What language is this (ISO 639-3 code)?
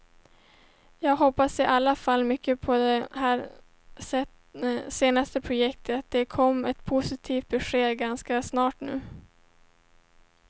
swe